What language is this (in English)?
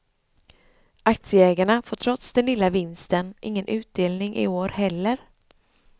Swedish